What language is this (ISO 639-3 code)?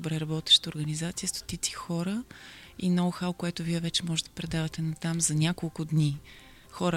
bul